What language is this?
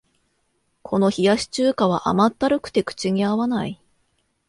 Japanese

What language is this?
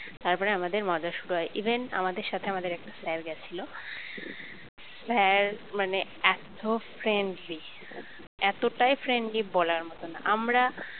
Bangla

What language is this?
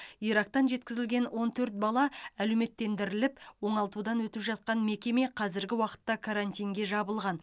Kazakh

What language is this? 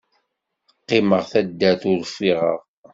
Kabyle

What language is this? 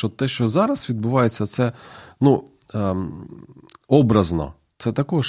Ukrainian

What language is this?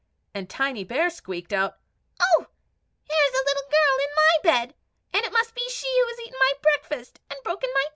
English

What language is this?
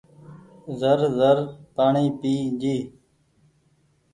Goaria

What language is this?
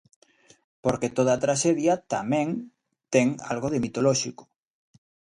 Galician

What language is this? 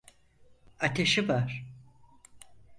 Turkish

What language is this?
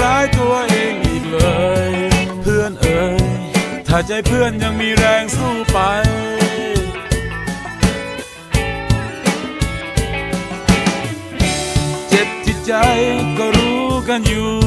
Thai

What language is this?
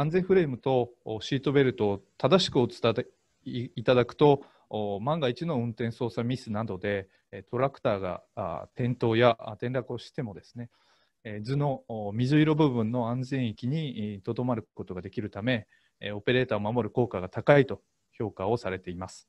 Japanese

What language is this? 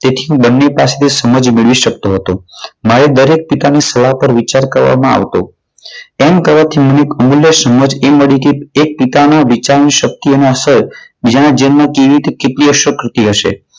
Gujarati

